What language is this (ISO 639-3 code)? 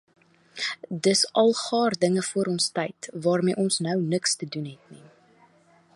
afr